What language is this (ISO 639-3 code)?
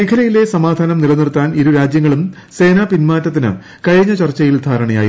mal